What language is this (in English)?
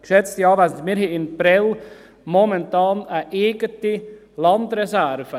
Swiss German